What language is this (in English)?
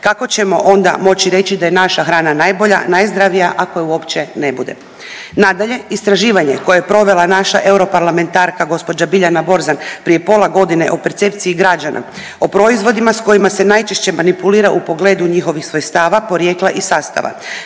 Croatian